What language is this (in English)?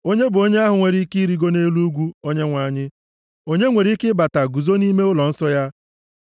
Igbo